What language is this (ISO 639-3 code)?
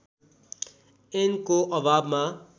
nep